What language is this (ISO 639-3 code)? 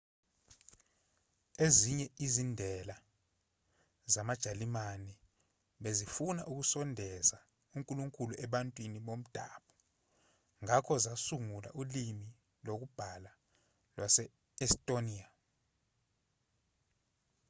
zul